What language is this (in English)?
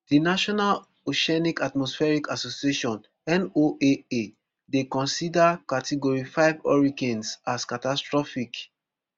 Nigerian Pidgin